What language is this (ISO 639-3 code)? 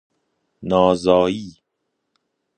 fas